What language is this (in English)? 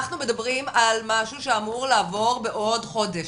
Hebrew